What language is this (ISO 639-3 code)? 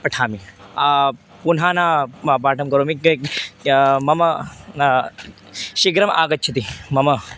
san